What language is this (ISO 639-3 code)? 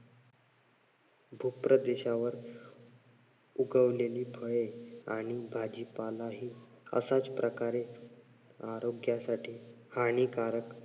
mar